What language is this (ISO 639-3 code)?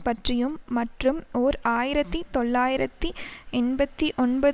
tam